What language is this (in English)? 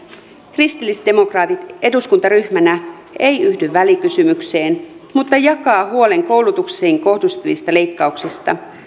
Finnish